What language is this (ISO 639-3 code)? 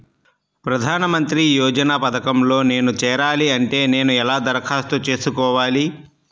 tel